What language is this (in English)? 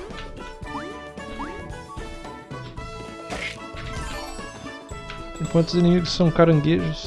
Portuguese